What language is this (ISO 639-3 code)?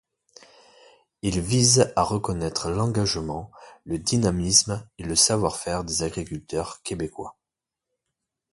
fra